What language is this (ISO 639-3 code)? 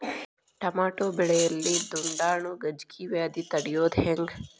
kan